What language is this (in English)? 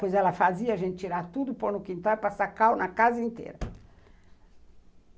Portuguese